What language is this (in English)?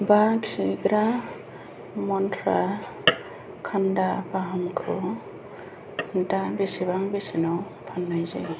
Bodo